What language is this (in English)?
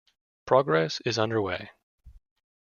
English